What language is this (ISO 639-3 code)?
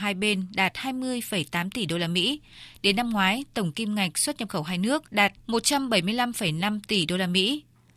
vie